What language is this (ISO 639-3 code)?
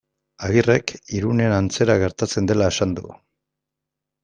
eus